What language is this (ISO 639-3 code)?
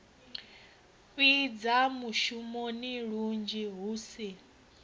ven